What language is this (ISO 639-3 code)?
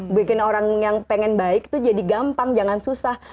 ind